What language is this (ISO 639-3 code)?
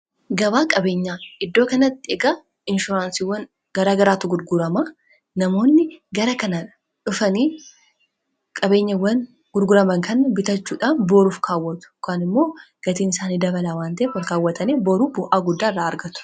orm